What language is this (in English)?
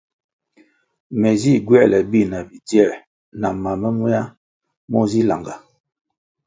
Kwasio